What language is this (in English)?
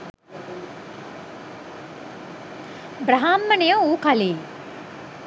Sinhala